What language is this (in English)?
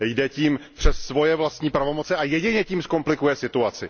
Czech